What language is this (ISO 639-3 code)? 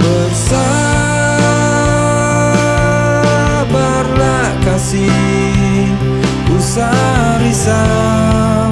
ind